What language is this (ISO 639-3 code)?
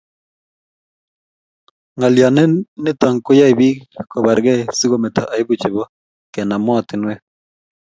kln